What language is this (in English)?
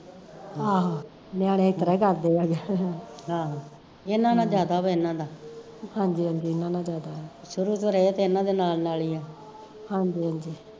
Punjabi